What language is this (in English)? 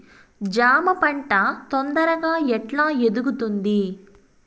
Telugu